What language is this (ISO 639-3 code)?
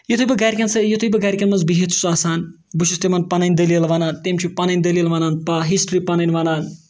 kas